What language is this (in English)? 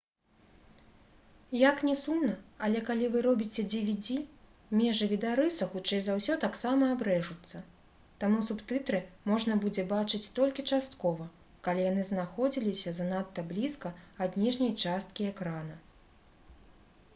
Belarusian